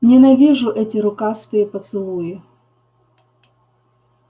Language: Russian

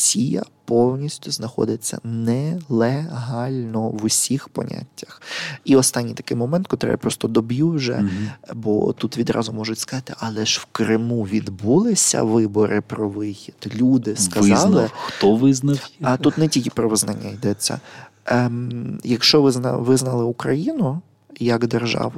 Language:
Ukrainian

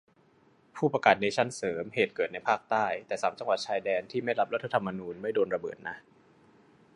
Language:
Thai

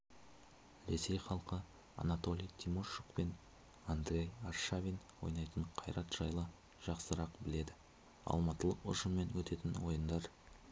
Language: Kazakh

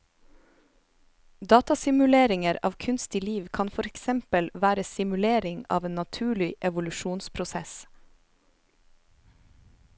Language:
Norwegian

